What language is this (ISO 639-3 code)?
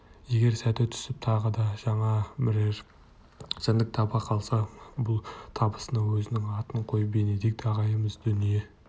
kaz